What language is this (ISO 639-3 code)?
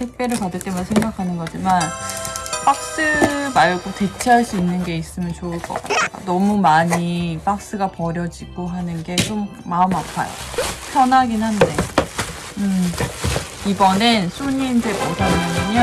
kor